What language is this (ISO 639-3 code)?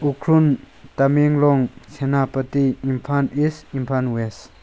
mni